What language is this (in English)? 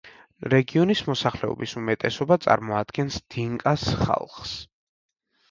Georgian